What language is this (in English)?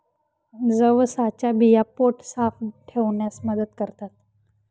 Marathi